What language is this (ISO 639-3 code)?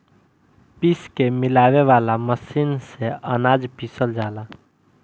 bho